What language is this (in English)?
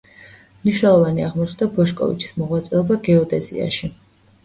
Georgian